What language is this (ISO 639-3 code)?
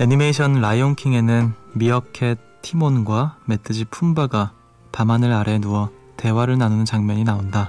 kor